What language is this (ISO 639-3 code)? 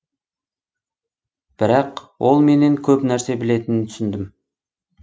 kaz